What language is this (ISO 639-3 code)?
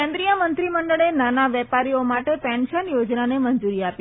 guj